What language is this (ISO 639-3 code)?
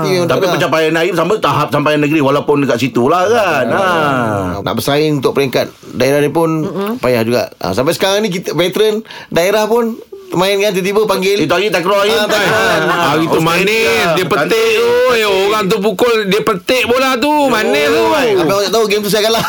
msa